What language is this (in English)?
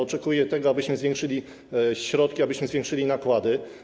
Polish